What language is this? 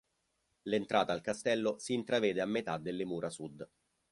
Italian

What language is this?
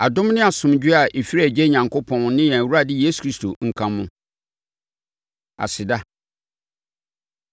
Akan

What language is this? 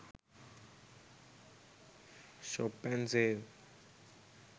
Sinhala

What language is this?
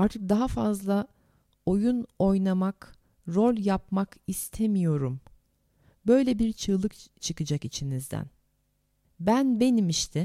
Turkish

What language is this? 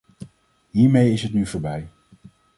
Dutch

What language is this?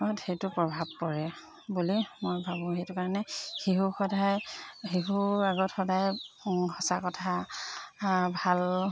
Assamese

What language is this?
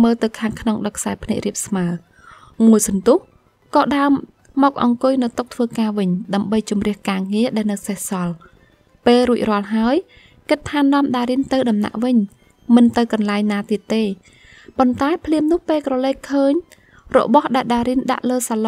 Vietnamese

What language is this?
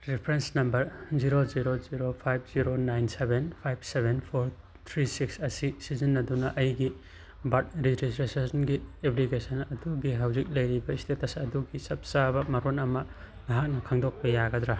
Manipuri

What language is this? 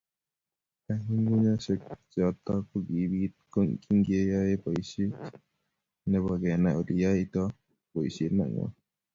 Kalenjin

